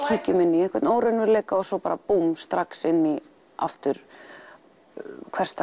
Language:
Icelandic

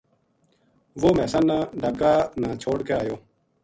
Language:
Gujari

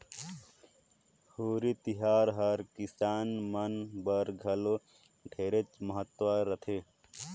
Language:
Chhattisgarhi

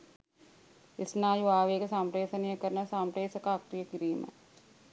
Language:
Sinhala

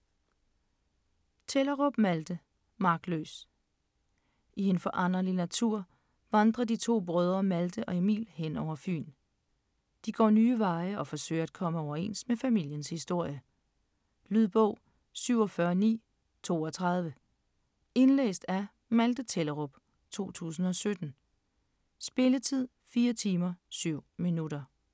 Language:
Danish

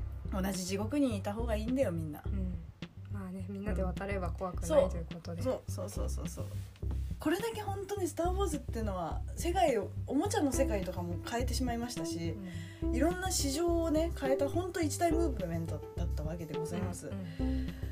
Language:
Japanese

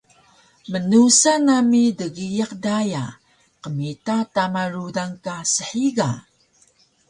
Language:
Taroko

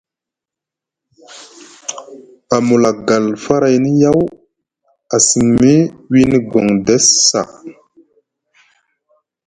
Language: Musgu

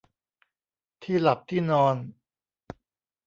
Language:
Thai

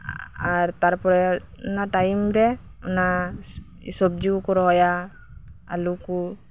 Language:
Santali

